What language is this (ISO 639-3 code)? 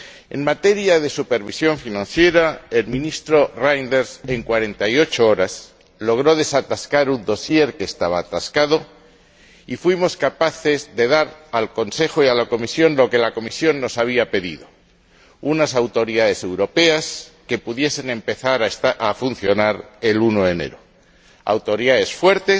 spa